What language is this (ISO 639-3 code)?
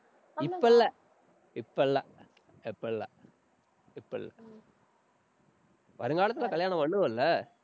tam